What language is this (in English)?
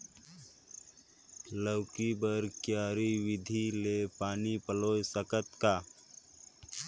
Chhattisgarhi